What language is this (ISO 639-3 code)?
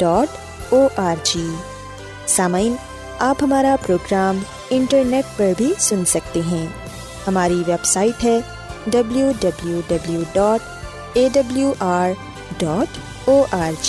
urd